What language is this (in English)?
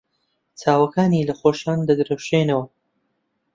Central Kurdish